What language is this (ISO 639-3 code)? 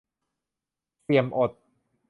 tha